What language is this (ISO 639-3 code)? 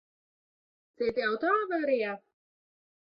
lav